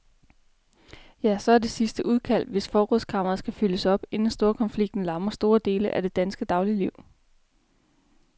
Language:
Danish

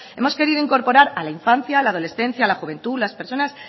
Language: Spanish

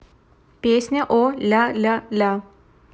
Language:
Russian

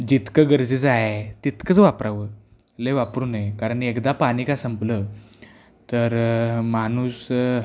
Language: Marathi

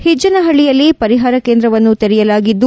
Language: Kannada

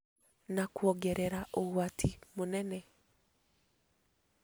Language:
Kikuyu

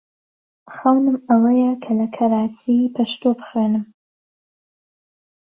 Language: Central Kurdish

